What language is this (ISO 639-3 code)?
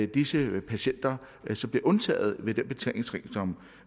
dan